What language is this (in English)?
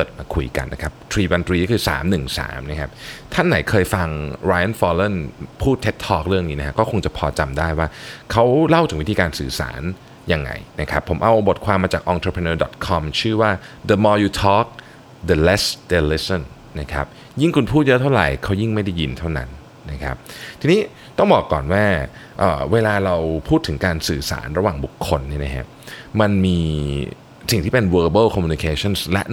Thai